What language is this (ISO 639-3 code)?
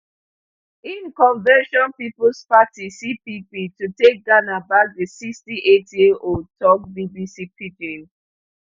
pcm